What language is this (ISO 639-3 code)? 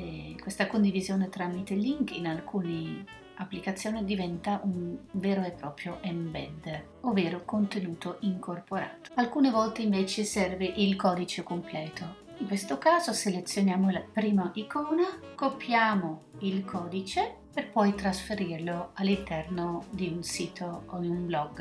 ita